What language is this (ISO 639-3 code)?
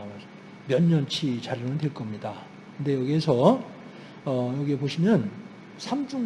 kor